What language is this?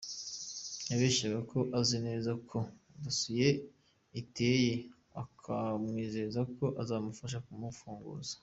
Kinyarwanda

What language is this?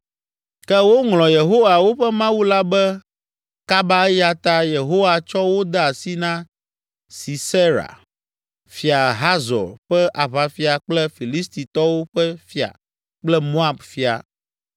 Ewe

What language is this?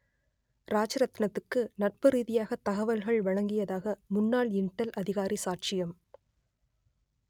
Tamil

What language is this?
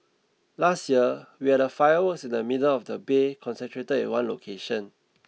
English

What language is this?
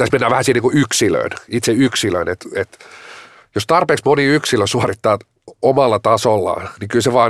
Finnish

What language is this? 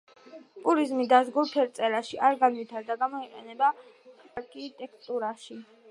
Georgian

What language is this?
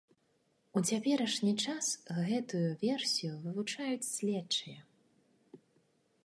Belarusian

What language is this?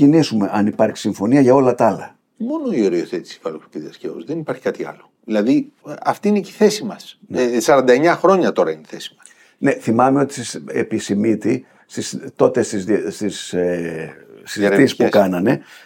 Greek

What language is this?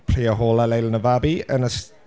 Welsh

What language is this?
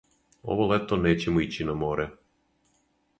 Serbian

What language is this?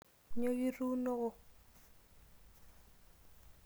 Masai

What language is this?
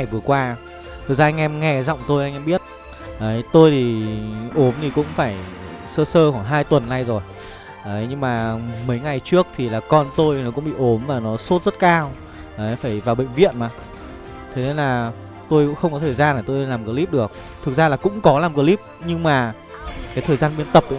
Vietnamese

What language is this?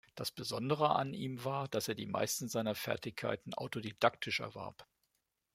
German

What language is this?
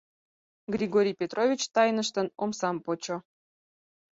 Mari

